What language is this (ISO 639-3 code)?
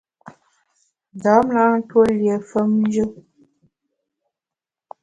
bax